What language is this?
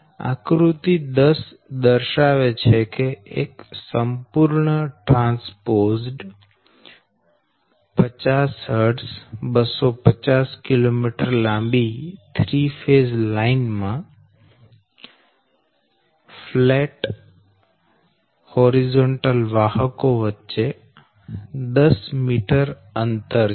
Gujarati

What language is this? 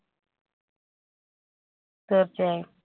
Malayalam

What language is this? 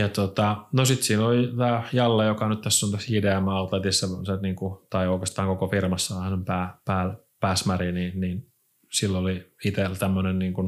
Finnish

